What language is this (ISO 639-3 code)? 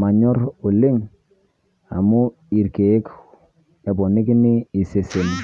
mas